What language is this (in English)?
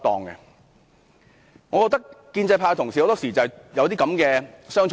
Cantonese